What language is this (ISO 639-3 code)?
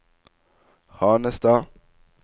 nor